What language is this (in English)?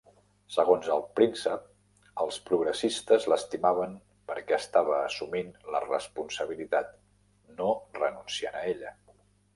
Catalan